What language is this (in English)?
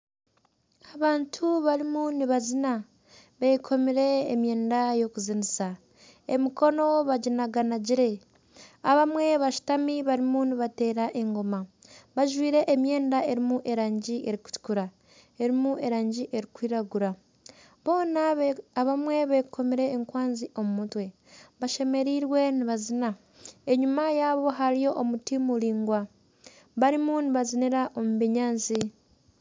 Nyankole